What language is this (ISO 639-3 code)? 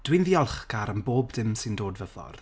cym